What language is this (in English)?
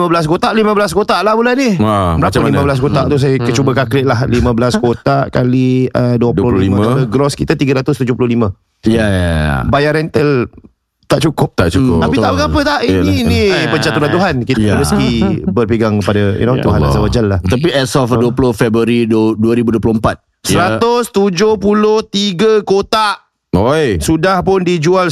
Malay